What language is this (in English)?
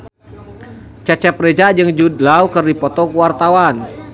Sundanese